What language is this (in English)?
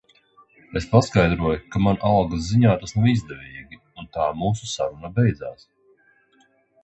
Latvian